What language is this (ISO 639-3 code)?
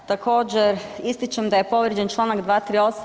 hrv